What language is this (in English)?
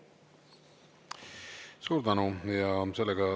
Estonian